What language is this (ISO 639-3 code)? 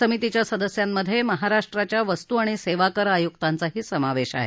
mar